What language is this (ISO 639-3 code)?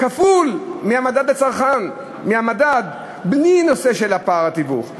heb